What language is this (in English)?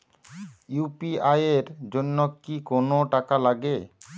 Bangla